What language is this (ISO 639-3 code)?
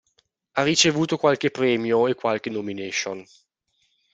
ita